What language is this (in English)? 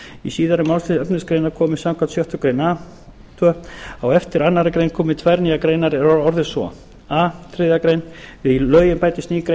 Icelandic